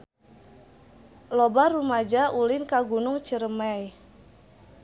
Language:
Sundanese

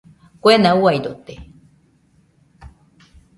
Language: Nüpode Huitoto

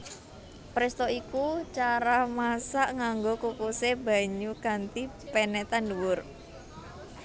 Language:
Javanese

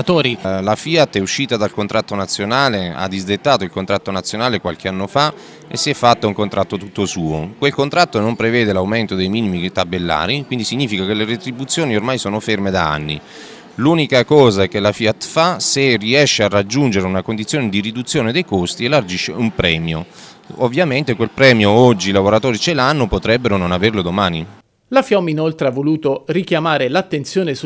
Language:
Italian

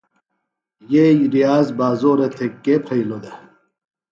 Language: Phalura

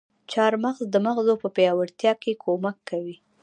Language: Pashto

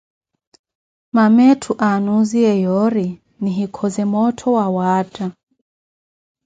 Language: Koti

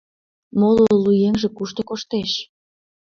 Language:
Mari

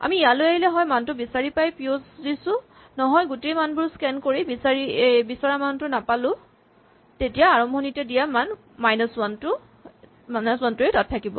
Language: Assamese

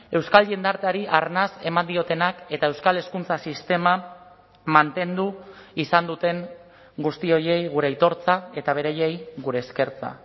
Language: Basque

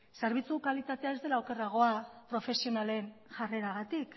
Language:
Basque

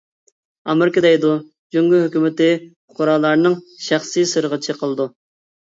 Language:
Uyghur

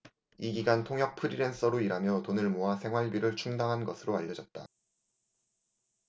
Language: Korean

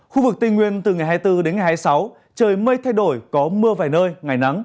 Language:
Vietnamese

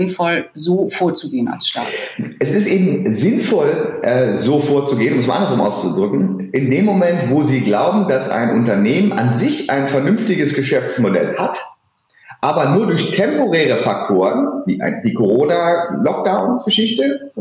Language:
German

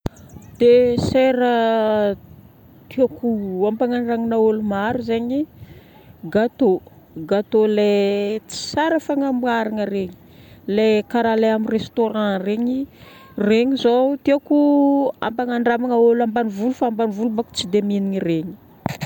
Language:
Northern Betsimisaraka Malagasy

